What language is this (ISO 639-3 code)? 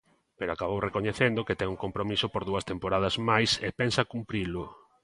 glg